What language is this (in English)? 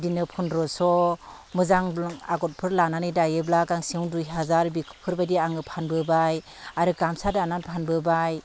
Bodo